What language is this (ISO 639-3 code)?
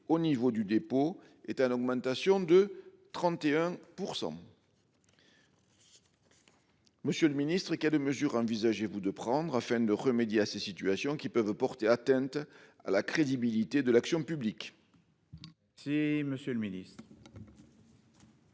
fra